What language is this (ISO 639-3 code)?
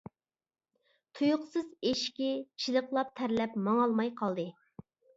uig